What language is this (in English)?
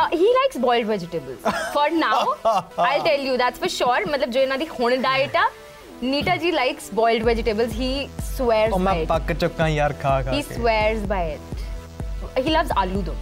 Punjabi